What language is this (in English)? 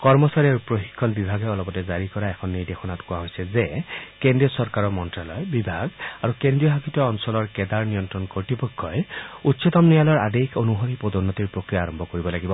Assamese